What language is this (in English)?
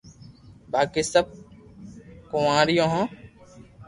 Loarki